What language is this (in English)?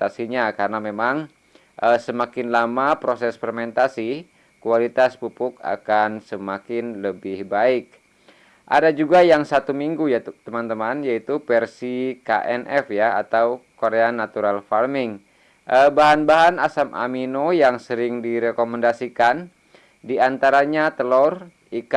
Indonesian